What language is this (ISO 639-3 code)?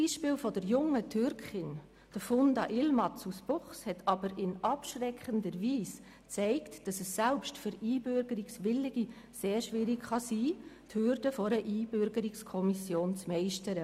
gsw